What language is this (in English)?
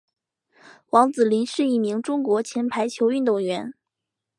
Chinese